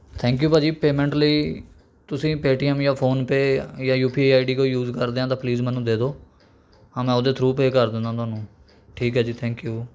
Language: Punjabi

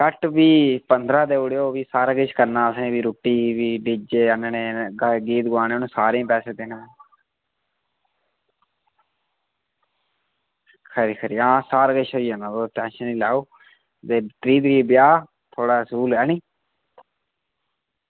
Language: Dogri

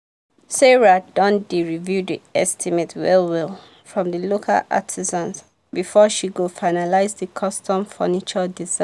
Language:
Nigerian Pidgin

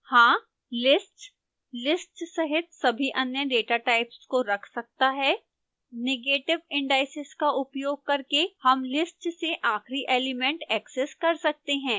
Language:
Hindi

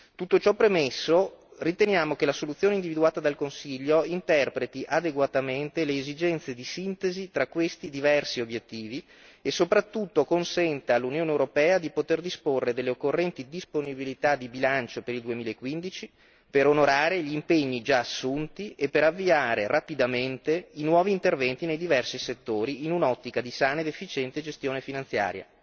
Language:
Italian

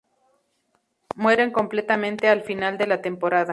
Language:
Spanish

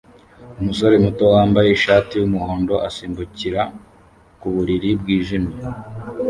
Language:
Kinyarwanda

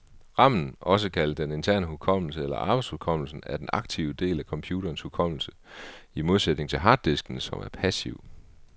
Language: Danish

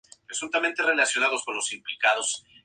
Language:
Spanish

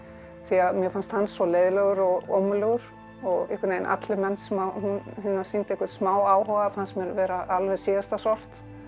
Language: Icelandic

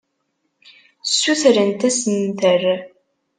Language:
Kabyle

